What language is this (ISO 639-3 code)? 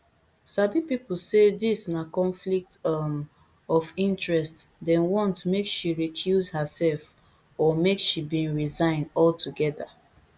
pcm